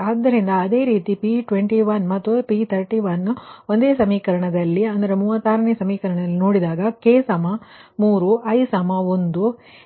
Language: Kannada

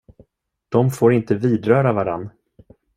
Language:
Swedish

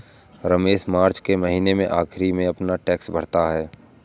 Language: Hindi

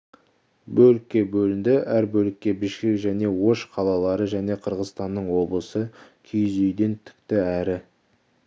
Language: Kazakh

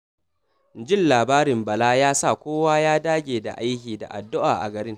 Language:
Hausa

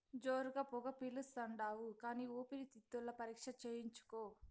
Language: Telugu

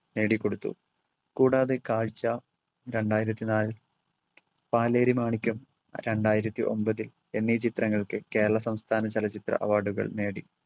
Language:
Malayalam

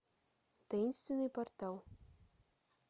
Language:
Russian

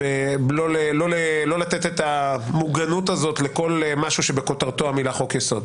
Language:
Hebrew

